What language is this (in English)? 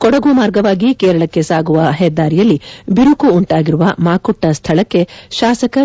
Kannada